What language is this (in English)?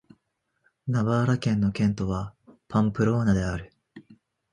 Japanese